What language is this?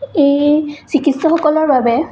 Assamese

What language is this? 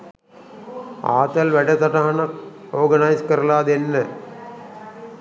Sinhala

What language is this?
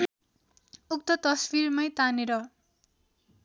Nepali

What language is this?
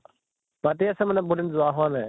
Assamese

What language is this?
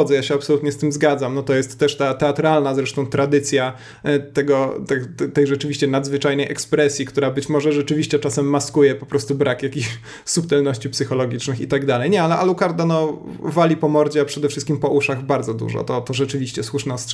Polish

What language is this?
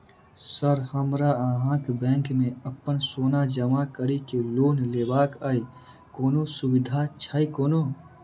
Maithili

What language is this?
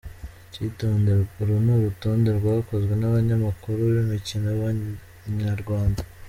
Kinyarwanda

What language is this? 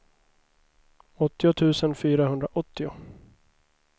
Swedish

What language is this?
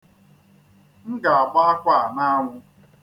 Igbo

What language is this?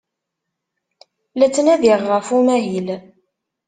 Kabyle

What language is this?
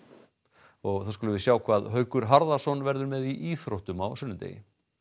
Icelandic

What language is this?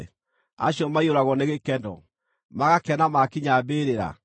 Kikuyu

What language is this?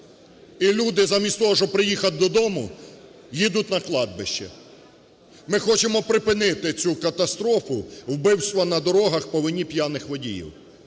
Ukrainian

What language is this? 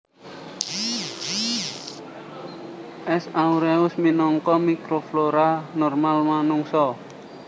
Javanese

